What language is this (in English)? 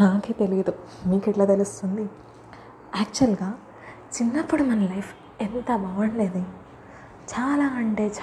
Telugu